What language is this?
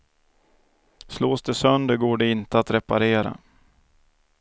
Swedish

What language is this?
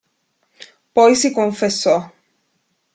Italian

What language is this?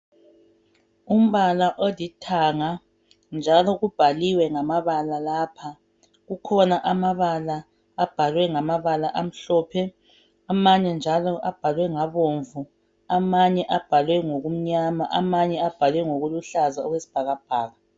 North Ndebele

